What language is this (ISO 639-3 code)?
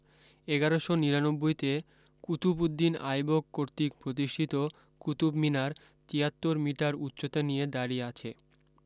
ben